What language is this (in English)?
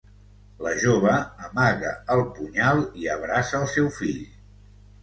Catalan